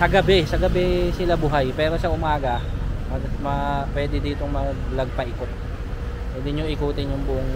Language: Filipino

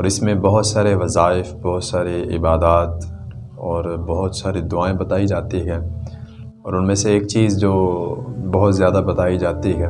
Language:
Urdu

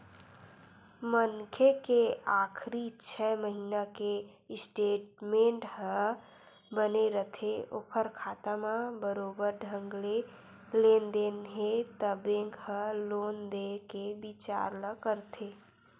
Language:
Chhattisgarhi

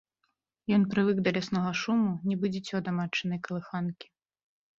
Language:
Belarusian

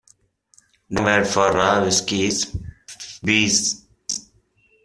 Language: English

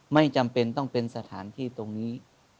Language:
Thai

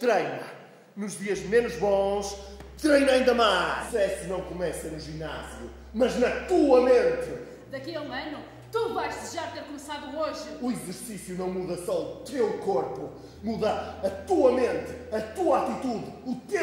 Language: Portuguese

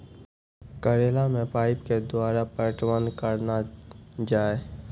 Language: Maithili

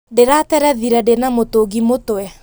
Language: Kikuyu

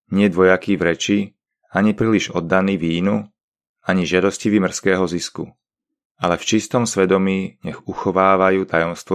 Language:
Slovak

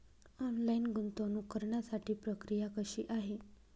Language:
Marathi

